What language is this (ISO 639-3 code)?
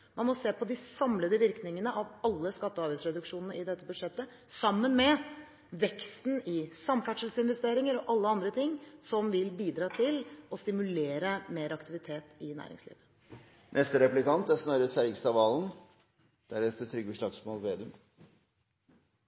nob